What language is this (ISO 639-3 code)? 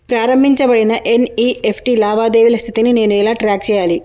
tel